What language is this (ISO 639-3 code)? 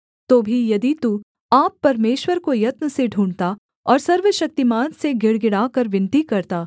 hin